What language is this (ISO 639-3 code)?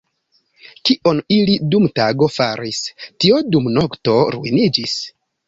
epo